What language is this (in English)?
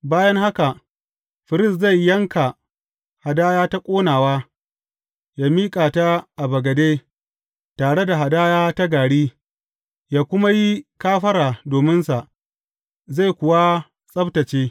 Hausa